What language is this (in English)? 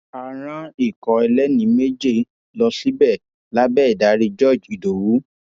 Yoruba